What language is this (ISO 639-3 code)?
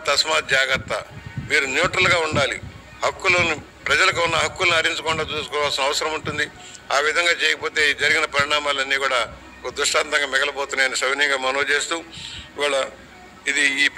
tel